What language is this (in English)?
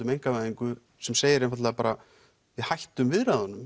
Icelandic